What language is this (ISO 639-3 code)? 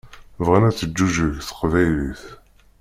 kab